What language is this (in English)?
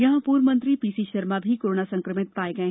Hindi